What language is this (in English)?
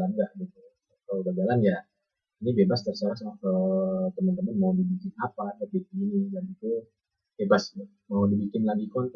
Indonesian